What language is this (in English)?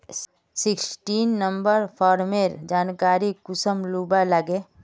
Magahi